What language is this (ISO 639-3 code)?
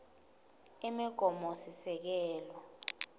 ssw